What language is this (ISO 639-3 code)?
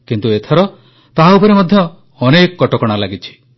ori